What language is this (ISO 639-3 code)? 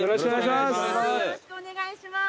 jpn